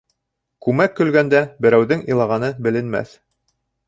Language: Bashkir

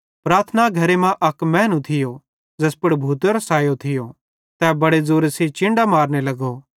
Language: Bhadrawahi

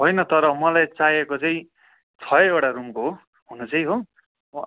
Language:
Nepali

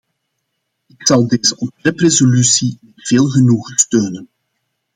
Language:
Dutch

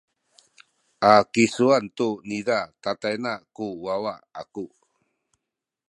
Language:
Sakizaya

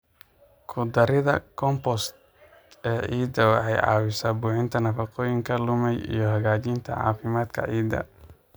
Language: Somali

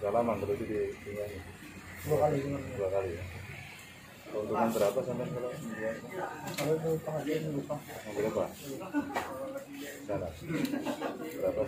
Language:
Indonesian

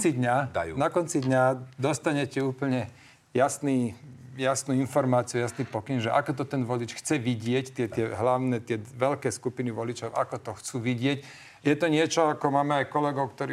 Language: Slovak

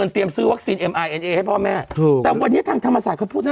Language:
Thai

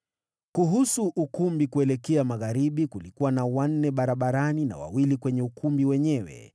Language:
Swahili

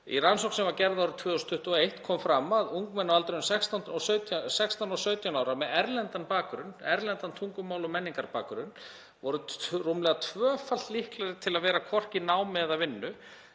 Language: Icelandic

